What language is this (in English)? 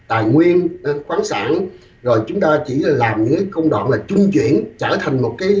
Vietnamese